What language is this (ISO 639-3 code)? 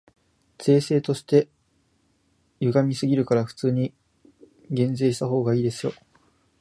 jpn